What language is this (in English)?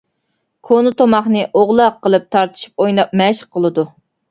Uyghur